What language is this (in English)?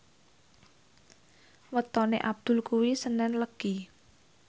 Javanese